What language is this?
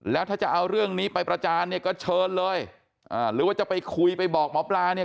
Thai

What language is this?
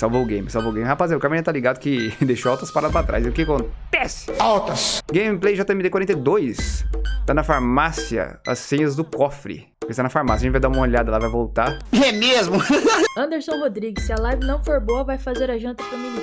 Portuguese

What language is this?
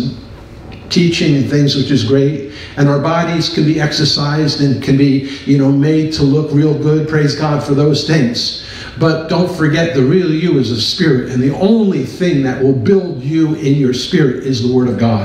English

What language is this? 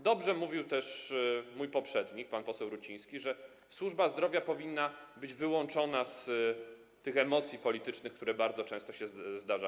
Polish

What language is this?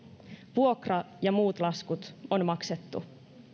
Finnish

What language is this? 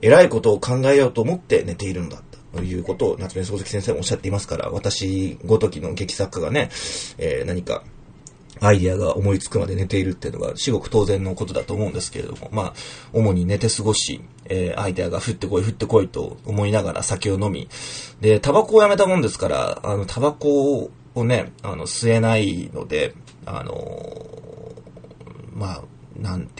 Japanese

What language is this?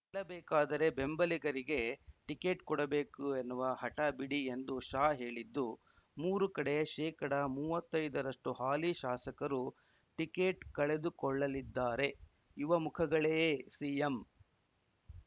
Kannada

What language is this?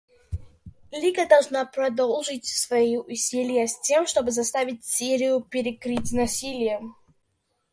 Russian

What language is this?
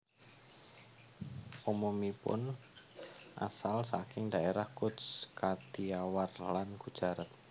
Javanese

